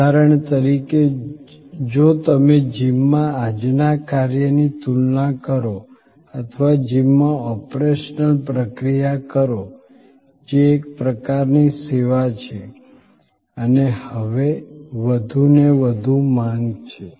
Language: Gujarati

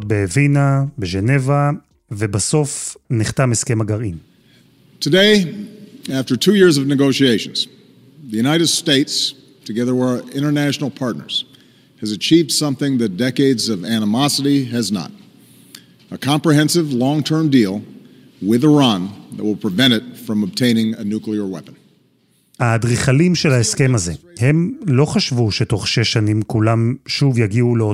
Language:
Hebrew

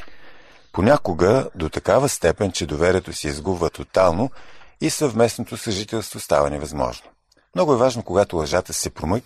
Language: Bulgarian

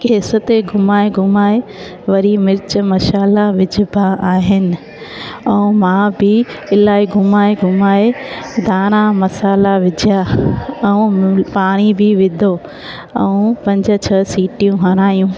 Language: Sindhi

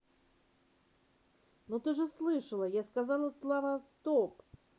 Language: Russian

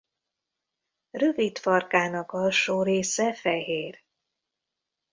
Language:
Hungarian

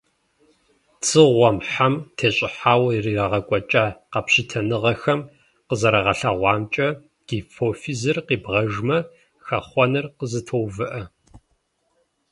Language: Kabardian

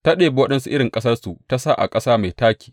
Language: Hausa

